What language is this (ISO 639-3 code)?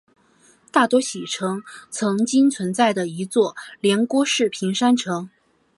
zho